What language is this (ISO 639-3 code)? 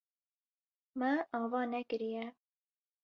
kur